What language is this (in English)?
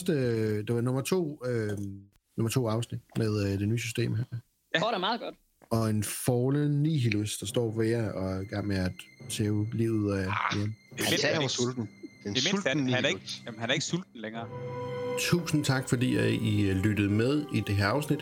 Danish